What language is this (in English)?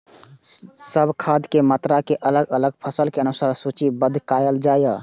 Maithili